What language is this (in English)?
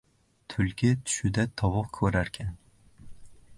Uzbek